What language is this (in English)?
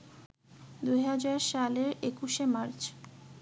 Bangla